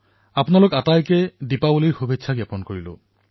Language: Assamese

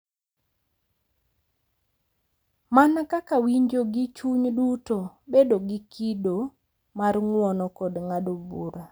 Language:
Luo (Kenya and Tanzania)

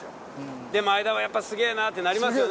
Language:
Japanese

